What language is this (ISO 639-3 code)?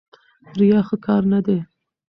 pus